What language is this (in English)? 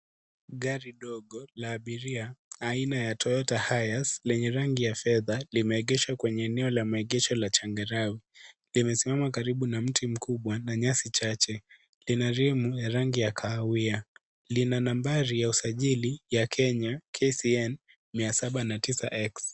Swahili